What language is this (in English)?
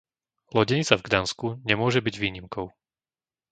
Slovak